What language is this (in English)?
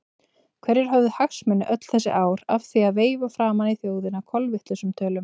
Icelandic